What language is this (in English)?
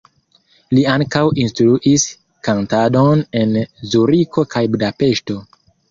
Esperanto